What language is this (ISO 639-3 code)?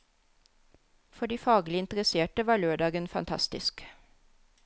nor